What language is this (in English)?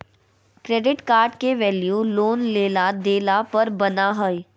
Magahi